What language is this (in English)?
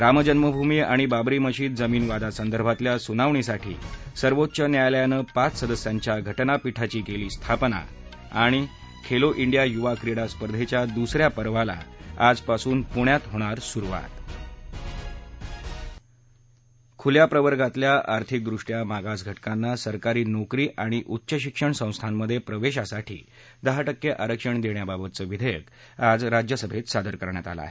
Marathi